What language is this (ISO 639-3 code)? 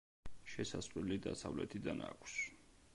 kat